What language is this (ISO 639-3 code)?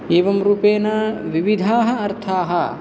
san